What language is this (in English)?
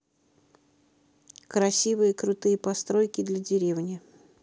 Russian